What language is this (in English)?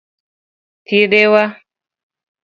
Luo (Kenya and Tanzania)